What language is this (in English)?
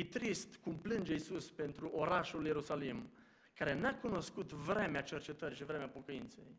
Romanian